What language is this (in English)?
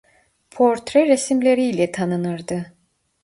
Turkish